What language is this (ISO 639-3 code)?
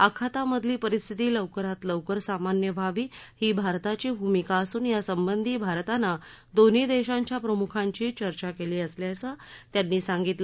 mar